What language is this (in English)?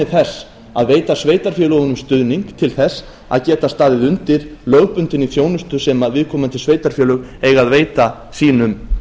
Icelandic